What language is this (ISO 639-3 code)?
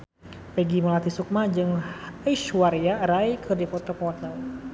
sun